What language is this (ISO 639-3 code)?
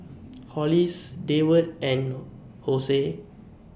eng